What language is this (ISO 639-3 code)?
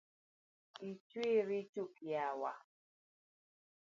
luo